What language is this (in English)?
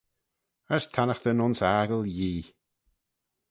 Manx